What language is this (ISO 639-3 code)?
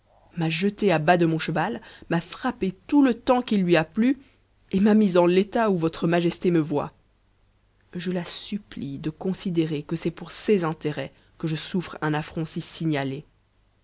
fra